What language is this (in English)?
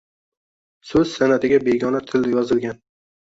Uzbek